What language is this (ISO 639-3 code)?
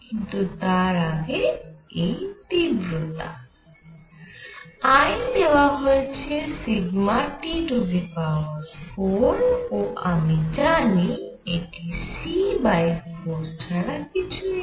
ben